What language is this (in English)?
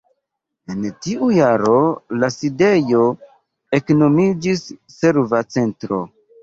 Esperanto